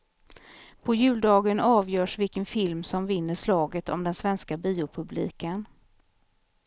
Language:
Swedish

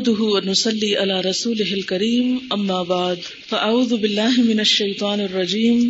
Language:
Urdu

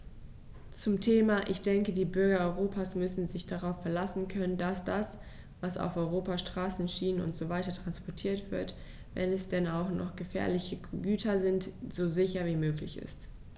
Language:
German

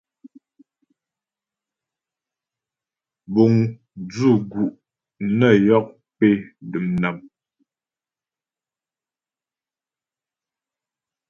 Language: Ghomala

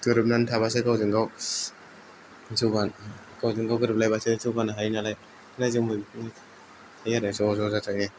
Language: Bodo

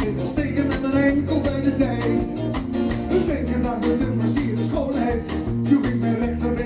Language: Dutch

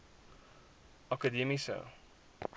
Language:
Afrikaans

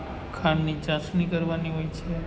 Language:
Gujarati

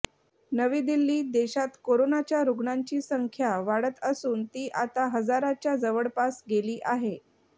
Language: Marathi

